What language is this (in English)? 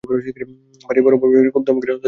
Bangla